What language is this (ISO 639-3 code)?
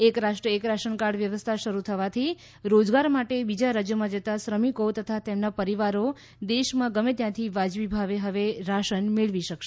guj